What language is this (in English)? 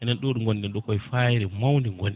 Fula